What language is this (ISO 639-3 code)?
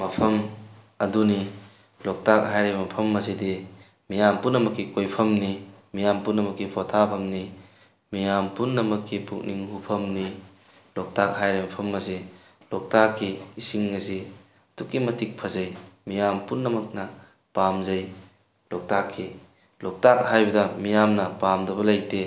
mni